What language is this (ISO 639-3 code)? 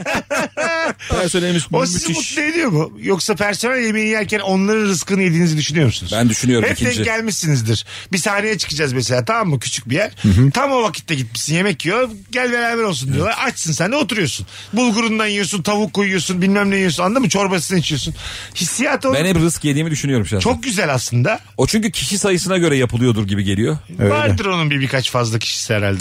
tur